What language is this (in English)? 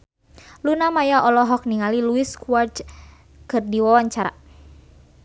Sundanese